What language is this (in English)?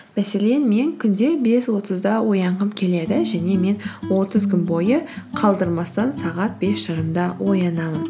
Kazakh